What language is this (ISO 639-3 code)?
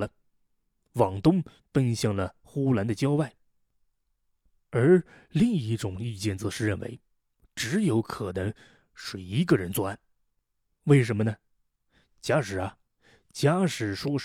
zho